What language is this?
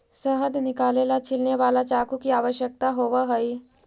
Magahi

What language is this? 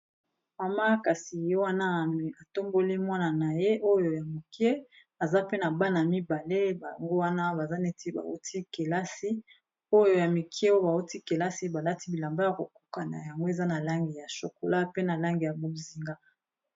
Lingala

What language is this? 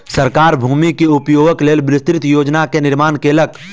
Maithili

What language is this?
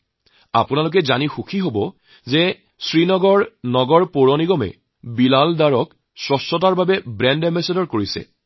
Assamese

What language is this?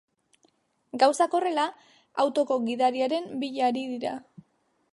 Basque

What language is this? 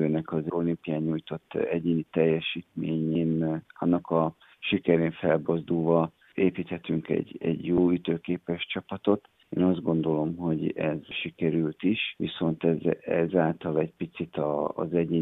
Hungarian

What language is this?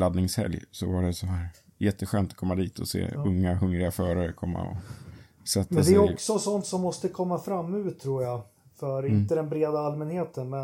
Swedish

